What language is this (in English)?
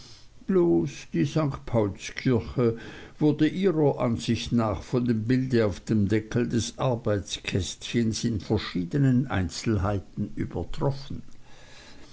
German